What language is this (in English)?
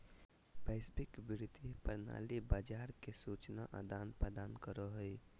Magahi